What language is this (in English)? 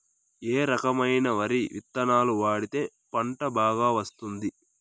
Telugu